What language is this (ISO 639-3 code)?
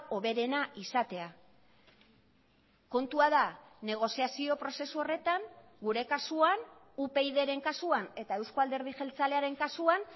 eus